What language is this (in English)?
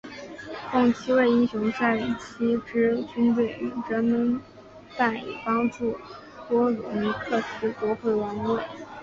Chinese